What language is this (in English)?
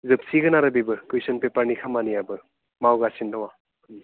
Bodo